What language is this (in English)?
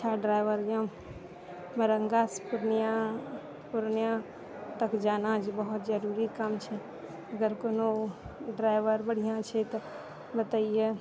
Maithili